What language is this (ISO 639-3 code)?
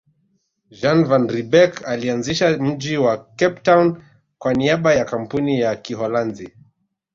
swa